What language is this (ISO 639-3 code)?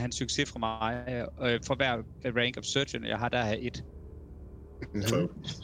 dan